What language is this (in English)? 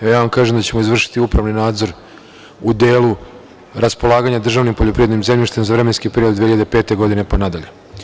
Serbian